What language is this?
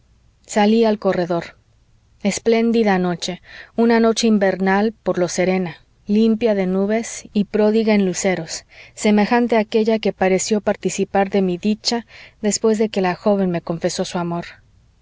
Spanish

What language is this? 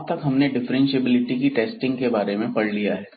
Hindi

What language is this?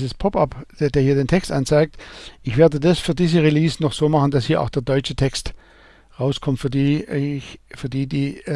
German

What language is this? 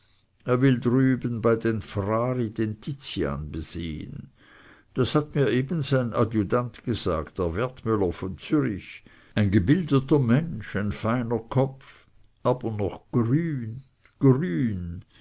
German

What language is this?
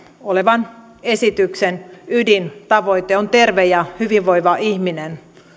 Finnish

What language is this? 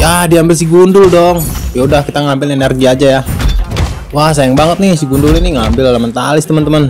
Indonesian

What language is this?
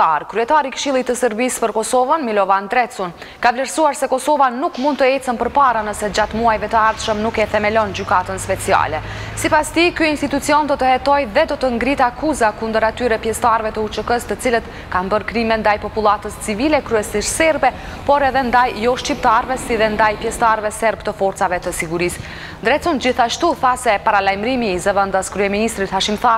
Romanian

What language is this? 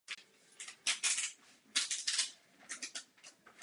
Czech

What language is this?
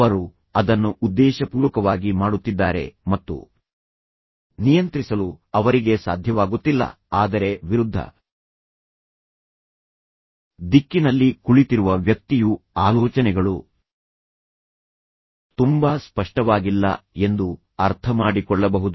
Kannada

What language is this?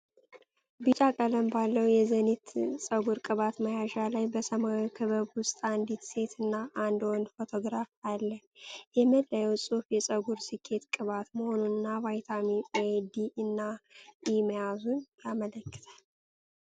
Amharic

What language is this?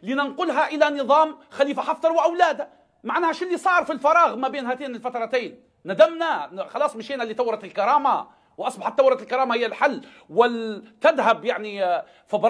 Arabic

